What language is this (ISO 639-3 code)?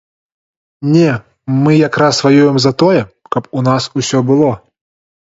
bel